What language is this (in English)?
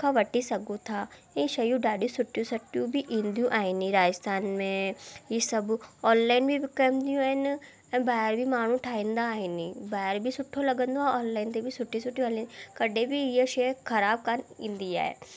Sindhi